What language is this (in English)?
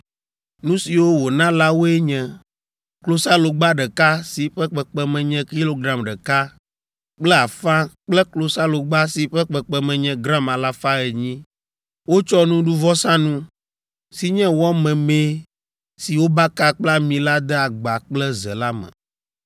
Ewe